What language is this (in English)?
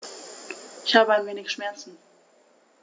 German